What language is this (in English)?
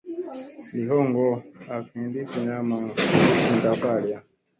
Musey